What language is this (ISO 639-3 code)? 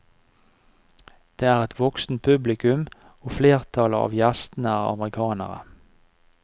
nor